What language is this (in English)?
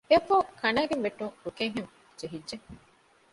Divehi